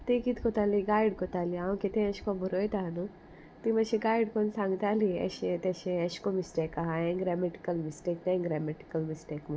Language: Konkani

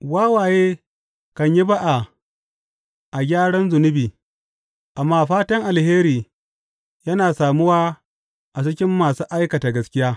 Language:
Hausa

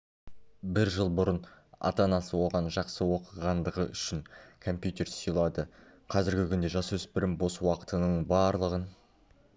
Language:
Kazakh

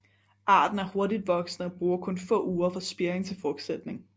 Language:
Danish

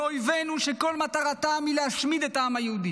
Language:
Hebrew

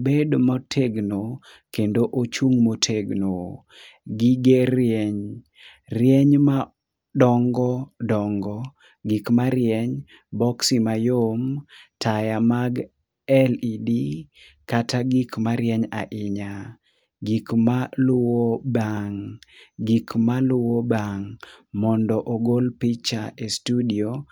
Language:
Luo (Kenya and Tanzania)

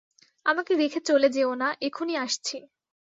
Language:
Bangla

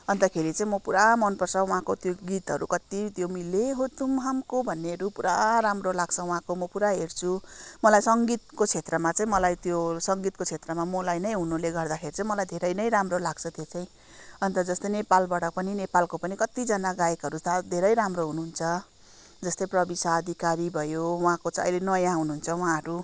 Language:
Nepali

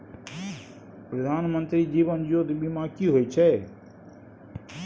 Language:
Maithili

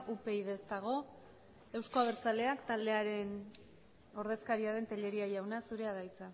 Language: Basque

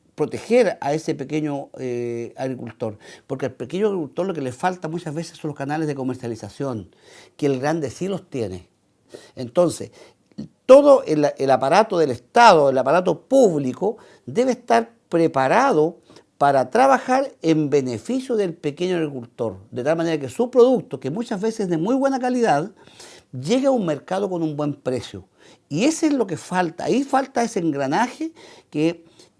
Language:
Spanish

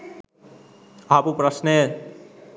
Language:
Sinhala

